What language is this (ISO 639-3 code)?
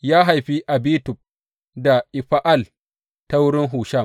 hau